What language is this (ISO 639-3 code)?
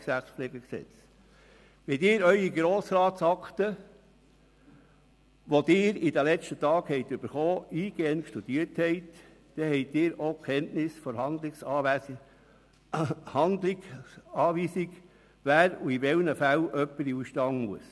gsw